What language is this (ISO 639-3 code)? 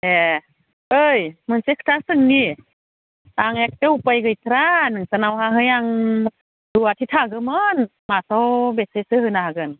brx